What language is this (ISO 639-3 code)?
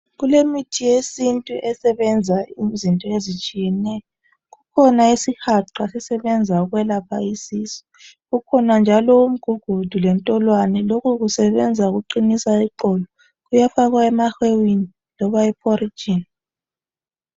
nde